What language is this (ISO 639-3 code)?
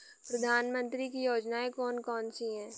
hin